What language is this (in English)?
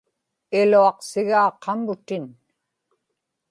Inupiaq